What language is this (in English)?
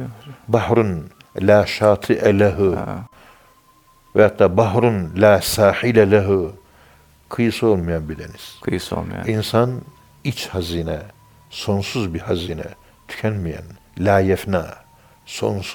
Turkish